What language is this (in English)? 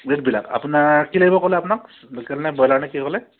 Assamese